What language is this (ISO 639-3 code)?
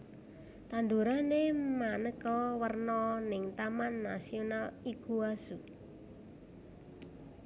jav